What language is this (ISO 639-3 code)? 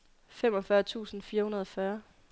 dan